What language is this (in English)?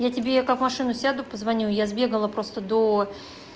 Russian